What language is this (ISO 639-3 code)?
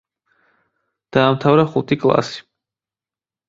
kat